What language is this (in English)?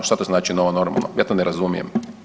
Croatian